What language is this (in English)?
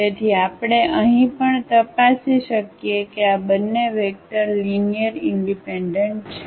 Gujarati